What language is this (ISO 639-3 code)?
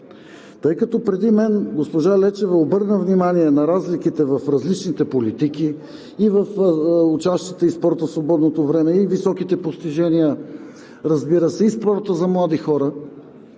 bul